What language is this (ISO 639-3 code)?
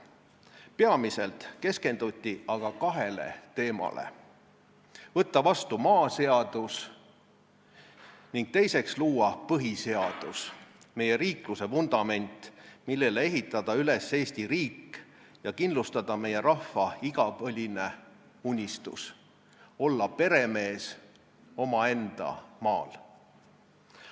est